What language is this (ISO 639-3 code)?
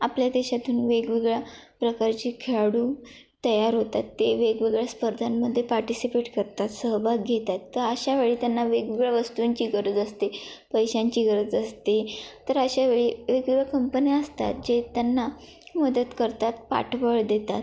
mar